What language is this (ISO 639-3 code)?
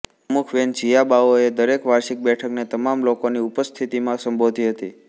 guj